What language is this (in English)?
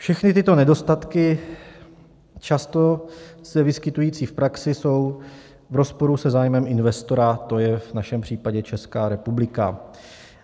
Czech